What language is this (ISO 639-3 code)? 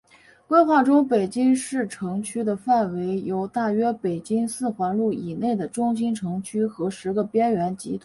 zho